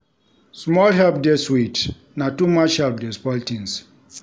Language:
Nigerian Pidgin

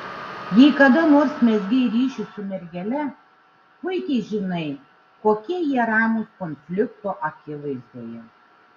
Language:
Lithuanian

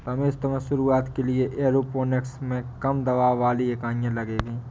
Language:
Hindi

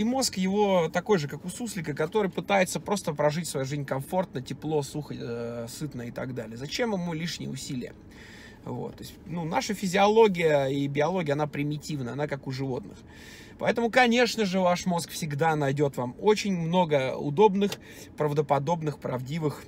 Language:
Russian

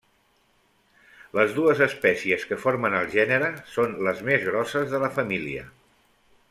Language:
Catalan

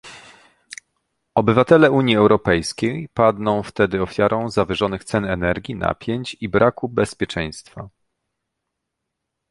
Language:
Polish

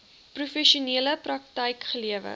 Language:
Afrikaans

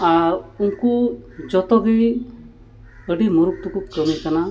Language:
Santali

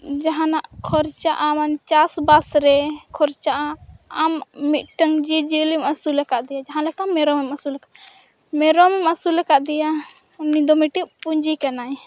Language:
Santali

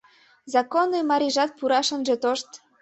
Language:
Mari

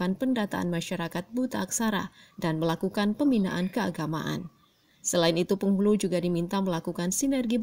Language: Indonesian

